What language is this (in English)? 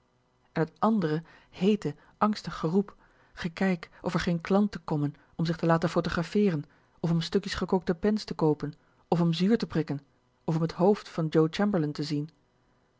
Dutch